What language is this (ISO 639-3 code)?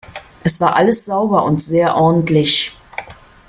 deu